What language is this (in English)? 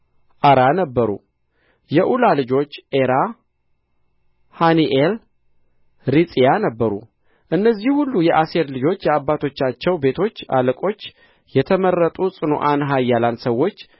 Amharic